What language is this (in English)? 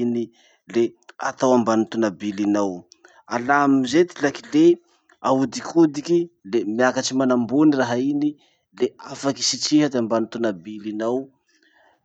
Masikoro Malagasy